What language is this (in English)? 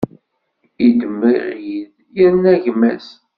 Kabyle